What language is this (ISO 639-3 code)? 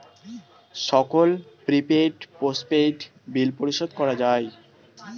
ben